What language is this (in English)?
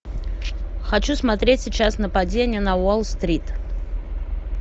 Russian